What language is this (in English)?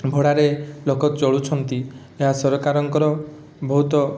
Odia